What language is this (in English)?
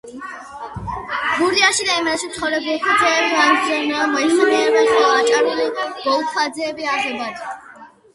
Georgian